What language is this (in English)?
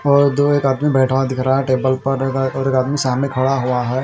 Hindi